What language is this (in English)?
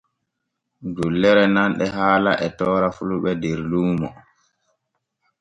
Borgu Fulfulde